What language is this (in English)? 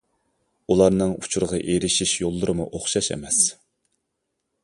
Uyghur